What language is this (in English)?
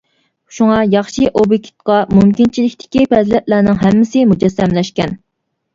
Uyghur